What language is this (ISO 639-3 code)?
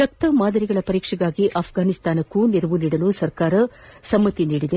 kan